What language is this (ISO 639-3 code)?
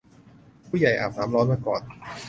tha